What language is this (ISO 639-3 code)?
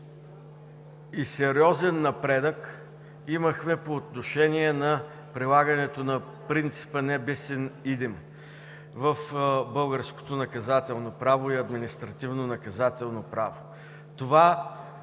bul